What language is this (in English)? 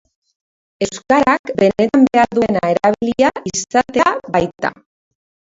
Basque